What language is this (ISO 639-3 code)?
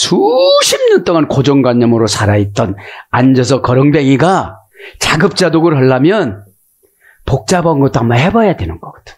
kor